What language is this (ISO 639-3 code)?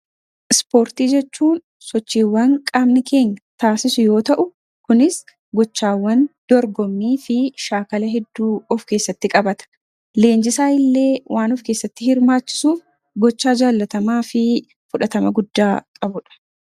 orm